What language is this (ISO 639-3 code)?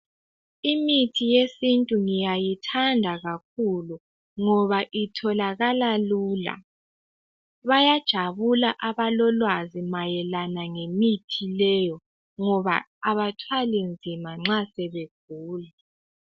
nde